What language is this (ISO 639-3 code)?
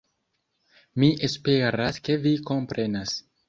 epo